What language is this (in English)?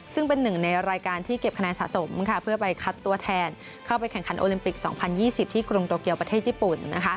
Thai